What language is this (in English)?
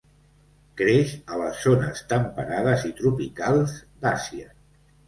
Catalan